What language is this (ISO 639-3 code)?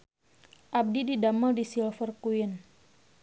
sun